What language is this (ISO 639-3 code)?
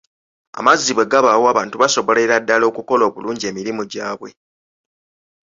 lug